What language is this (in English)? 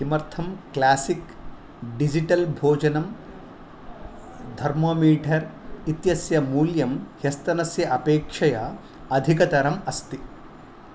Sanskrit